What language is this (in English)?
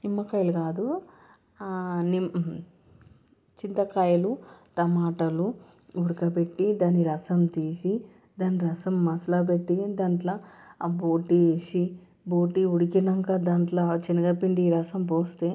Telugu